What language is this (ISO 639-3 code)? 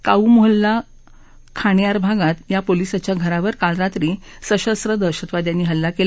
mar